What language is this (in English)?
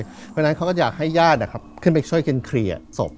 Thai